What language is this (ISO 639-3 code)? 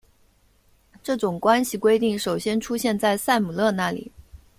zho